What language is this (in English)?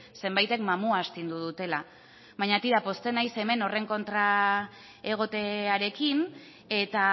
Basque